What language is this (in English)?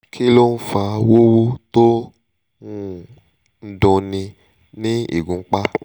Yoruba